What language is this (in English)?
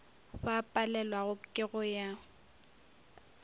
Northern Sotho